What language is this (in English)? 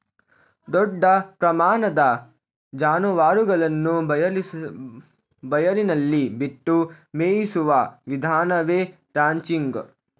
Kannada